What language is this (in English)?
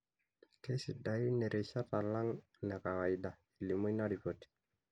Masai